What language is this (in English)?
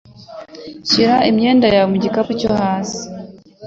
Kinyarwanda